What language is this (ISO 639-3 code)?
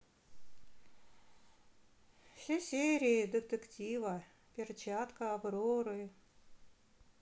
rus